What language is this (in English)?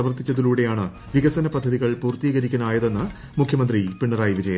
Malayalam